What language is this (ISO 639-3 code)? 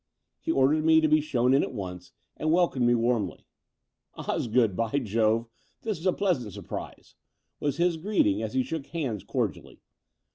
eng